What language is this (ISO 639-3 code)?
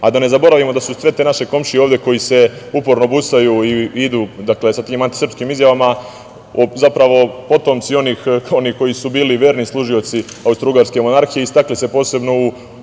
srp